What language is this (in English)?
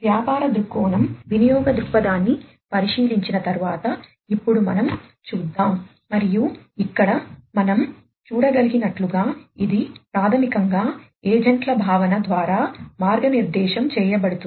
Telugu